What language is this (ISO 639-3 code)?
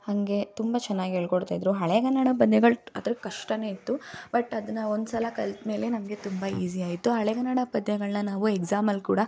kan